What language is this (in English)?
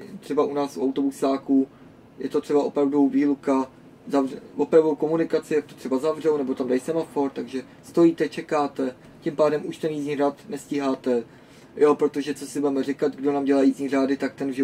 Czech